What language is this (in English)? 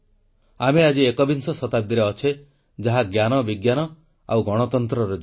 Odia